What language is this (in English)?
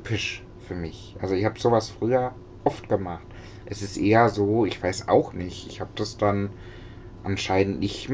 German